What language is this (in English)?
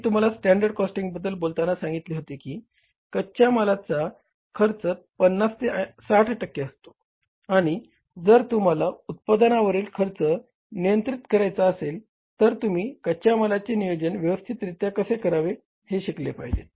Marathi